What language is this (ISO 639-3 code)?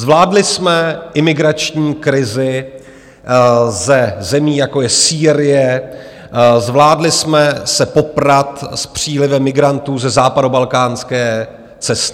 ces